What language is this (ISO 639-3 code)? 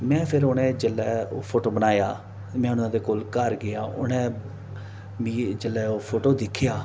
doi